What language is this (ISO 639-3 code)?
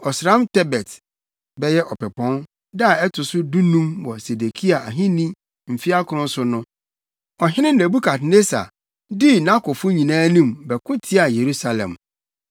aka